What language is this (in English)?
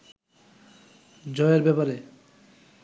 Bangla